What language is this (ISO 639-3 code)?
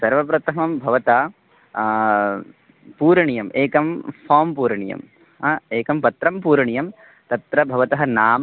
san